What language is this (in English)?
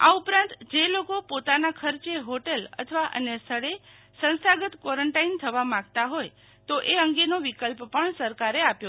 Gujarati